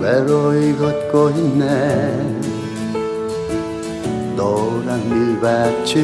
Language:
Korean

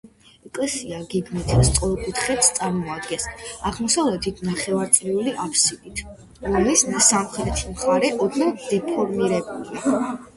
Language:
Georgian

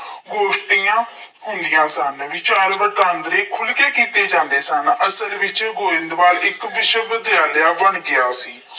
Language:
Punjabi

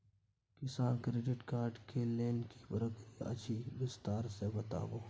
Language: Maithili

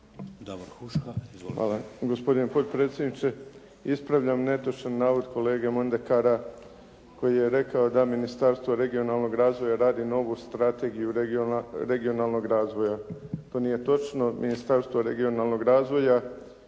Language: Croatian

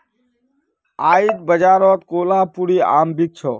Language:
Magahi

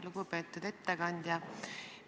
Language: Estonian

